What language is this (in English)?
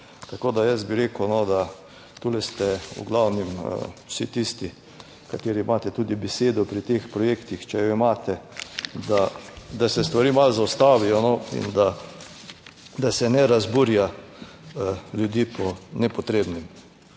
Slovenian